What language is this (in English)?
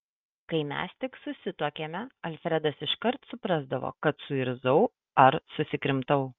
Lithuanian